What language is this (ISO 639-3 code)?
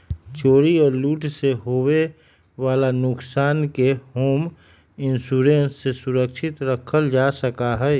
mag